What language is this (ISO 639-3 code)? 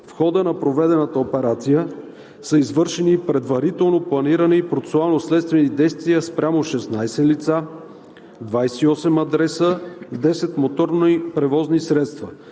bul